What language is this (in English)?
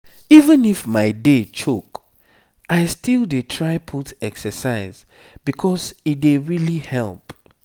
Nigerian Pidgin